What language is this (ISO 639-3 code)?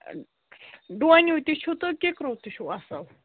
kas